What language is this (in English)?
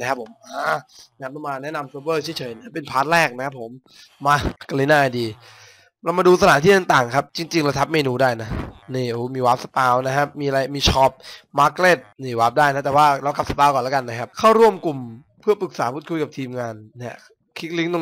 Thai